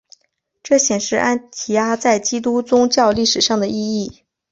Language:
Chinese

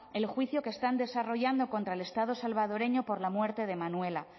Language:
Spanish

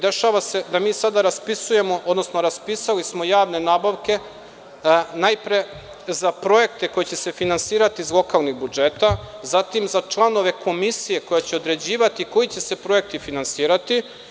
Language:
Serbian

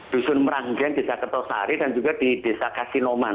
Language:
Indonesian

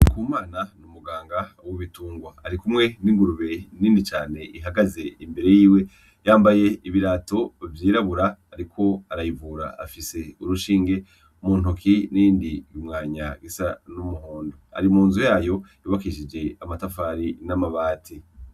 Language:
Rundi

